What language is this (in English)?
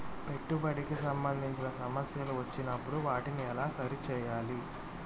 Telugu